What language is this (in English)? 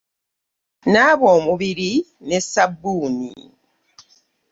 Ganda